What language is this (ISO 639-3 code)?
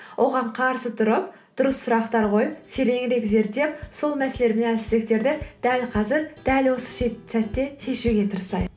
kaz